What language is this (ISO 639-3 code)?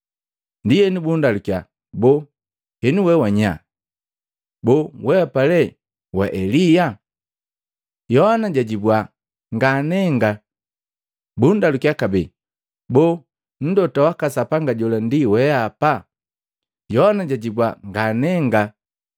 mgv